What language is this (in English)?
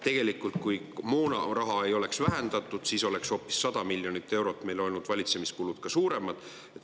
Estonian